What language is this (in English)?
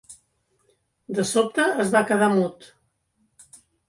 Catalan